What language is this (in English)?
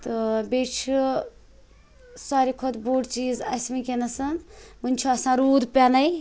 Kashmiri